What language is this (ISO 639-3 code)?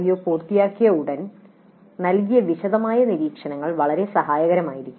mal